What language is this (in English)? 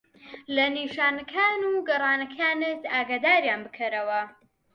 Central Kurdish